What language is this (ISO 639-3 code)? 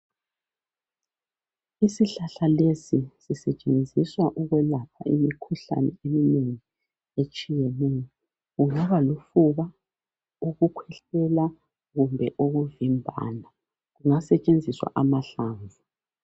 nde